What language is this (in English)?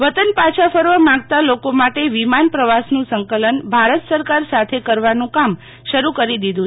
Gujarati